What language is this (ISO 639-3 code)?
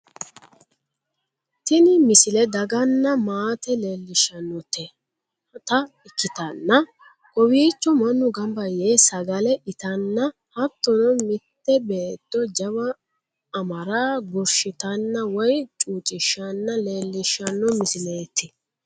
sid